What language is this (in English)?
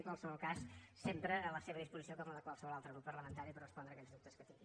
Catalan